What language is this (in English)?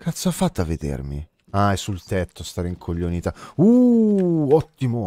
Italian